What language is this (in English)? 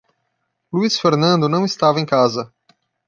Portuguese